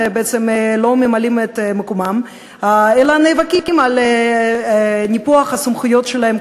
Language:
Hebrew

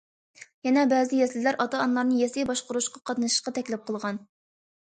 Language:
Uyghur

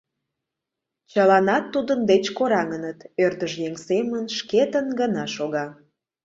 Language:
Mari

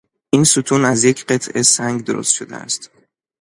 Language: Persian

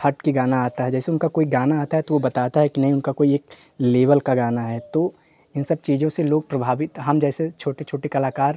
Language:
Hindi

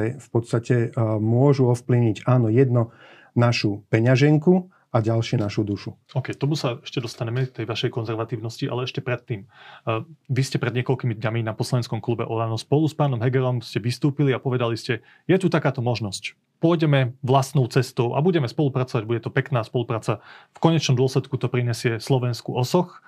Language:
Slovak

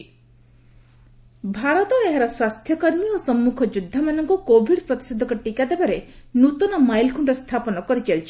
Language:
Odia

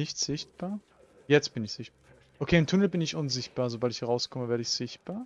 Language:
German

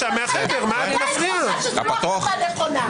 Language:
Hebrew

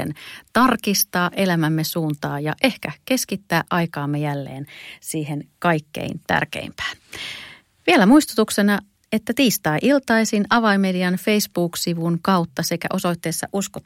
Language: Finnish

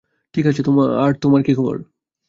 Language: Bangla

